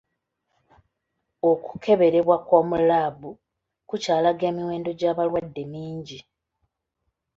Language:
Ganda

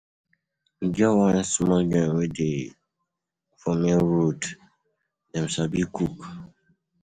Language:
Nigerian Pidgin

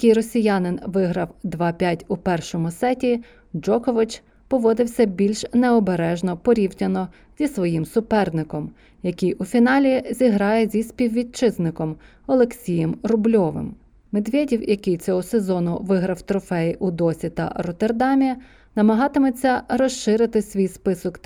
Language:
Ukrainian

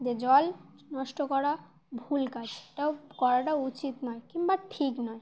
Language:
Bangla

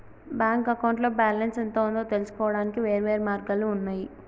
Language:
Telugu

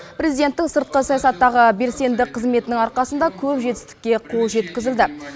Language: Kazakh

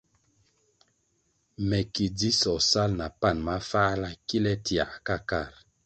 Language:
Kwasio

